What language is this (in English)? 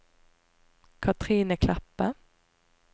Norwegian